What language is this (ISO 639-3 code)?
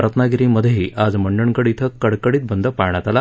mar